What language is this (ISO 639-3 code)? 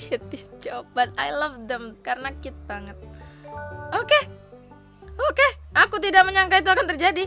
ind